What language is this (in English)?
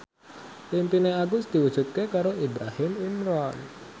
Javanese